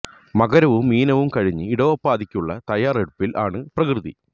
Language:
Malayalam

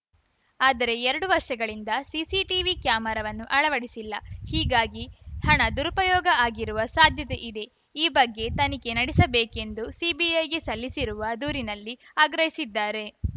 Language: Kannada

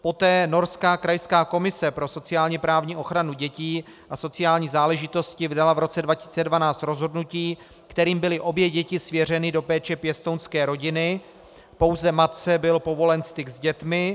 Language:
Czech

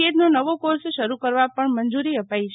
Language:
Gujarati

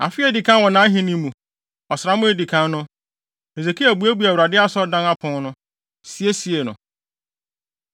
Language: Akan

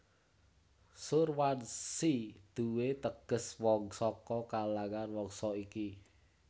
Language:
Javanese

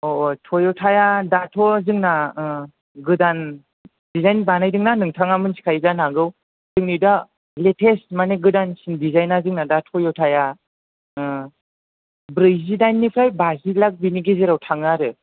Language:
Bodo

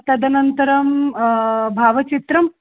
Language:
Sanskrit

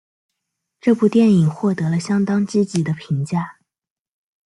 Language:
Chinese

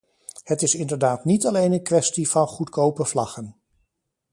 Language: Dutch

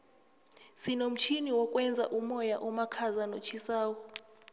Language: South Ndebele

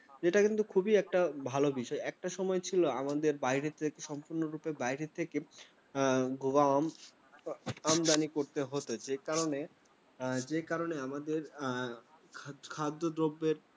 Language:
Bangla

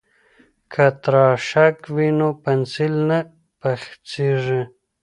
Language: Pashto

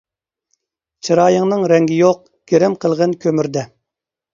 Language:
Uyghur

